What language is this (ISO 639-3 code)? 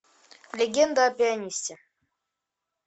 rus